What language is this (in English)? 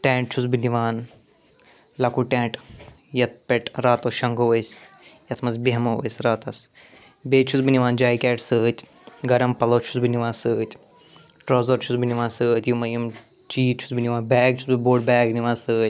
Kashmiri